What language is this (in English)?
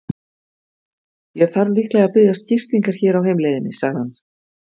Icelandic